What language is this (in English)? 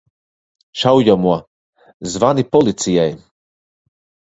Latvian